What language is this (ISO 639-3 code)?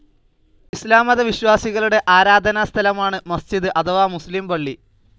mal